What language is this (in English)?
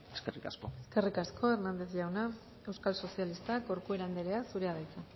Basque